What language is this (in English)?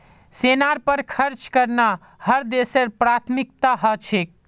Magahi